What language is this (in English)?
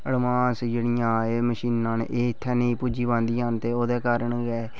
Dogri